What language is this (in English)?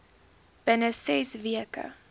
Afrikaans